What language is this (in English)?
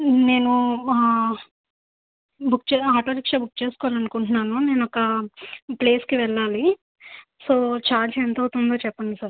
Telugu